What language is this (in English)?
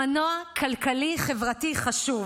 Hebrew